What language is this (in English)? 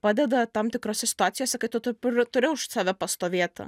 Lithuanian